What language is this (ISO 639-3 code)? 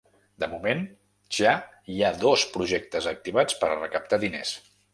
cat